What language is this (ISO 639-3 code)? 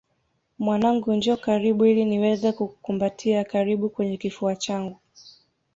swa